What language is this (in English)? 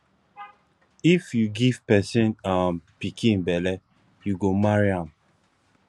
Nigerian Pidgin